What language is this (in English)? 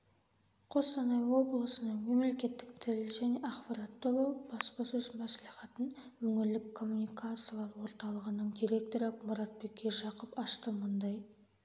Kazakh